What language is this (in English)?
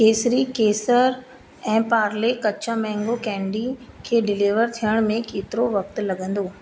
Sindhi